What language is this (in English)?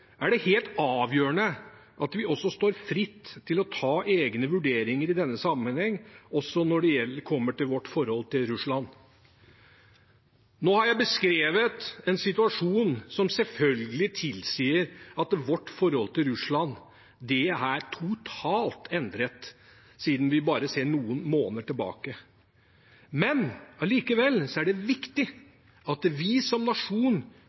Norwegian Bokmål